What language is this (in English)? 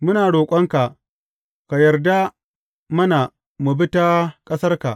Hausa